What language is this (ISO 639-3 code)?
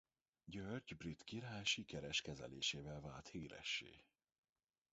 hun